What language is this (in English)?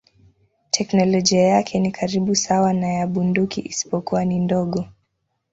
Swahili